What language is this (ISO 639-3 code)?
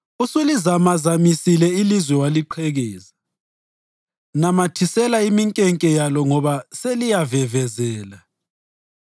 nde